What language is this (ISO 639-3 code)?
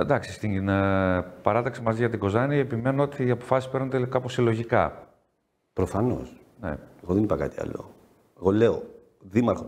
ell